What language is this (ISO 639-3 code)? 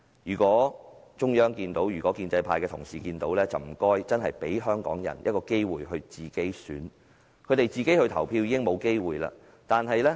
yue